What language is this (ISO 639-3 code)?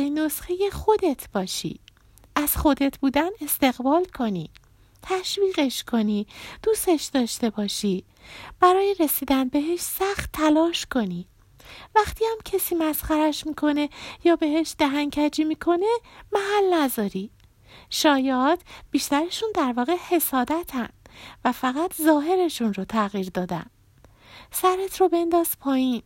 fas